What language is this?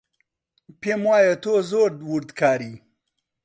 Central Kurdish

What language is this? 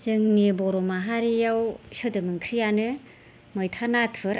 Bodo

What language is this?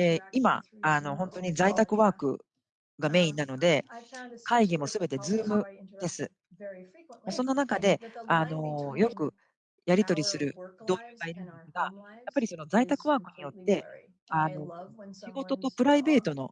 Japanese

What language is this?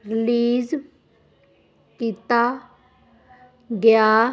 Punjabi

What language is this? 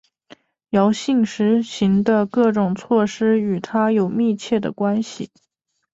Chinese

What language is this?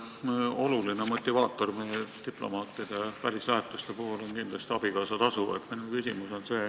Estonian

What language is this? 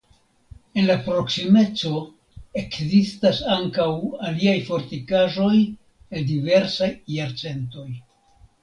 Esperanto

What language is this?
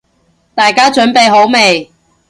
Cantonese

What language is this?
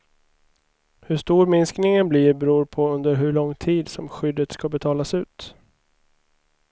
Swedish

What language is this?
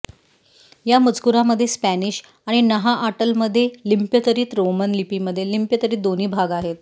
Marathi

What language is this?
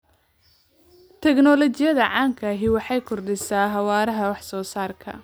Somali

